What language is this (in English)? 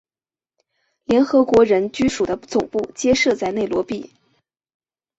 Chinese